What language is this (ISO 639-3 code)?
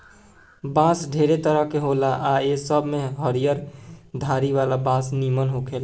bho